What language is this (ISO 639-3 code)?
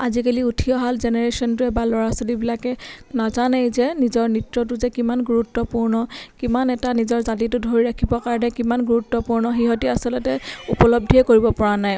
asm